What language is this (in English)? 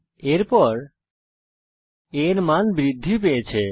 Bangla